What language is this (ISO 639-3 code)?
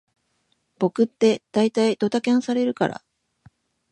jpn